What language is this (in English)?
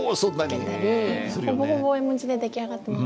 Japanese